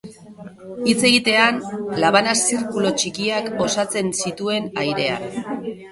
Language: Basque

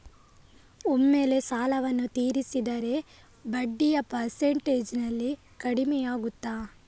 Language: Kannada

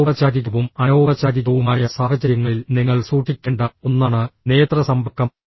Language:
Malayalam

